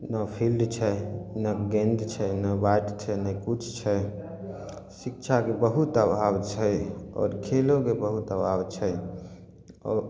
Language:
Maithili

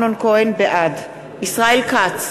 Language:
Hebrew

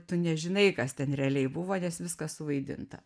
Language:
Lithuanian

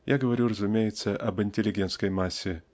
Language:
Russian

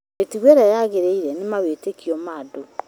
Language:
Kikuyu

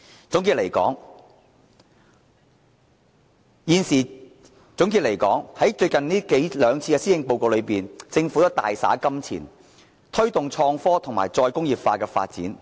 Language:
Cantonese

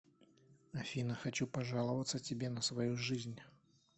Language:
Russian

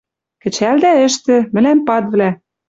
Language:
Western Mari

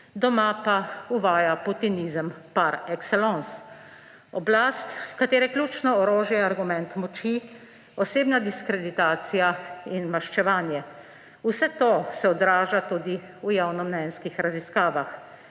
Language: Slovenian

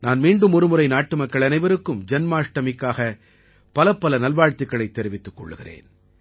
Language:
Tamil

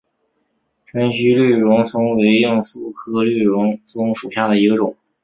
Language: Chinese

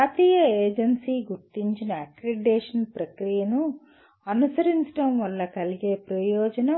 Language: Telugu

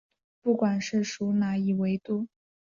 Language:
Chinese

